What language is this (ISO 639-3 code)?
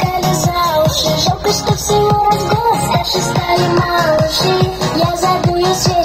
ind